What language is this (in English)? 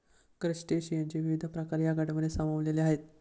Marathi